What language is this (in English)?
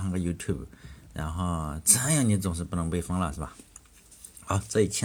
Chinese